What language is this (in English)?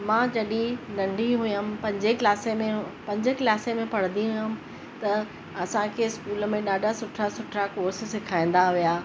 Sindhi